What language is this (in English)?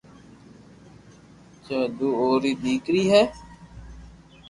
Loarki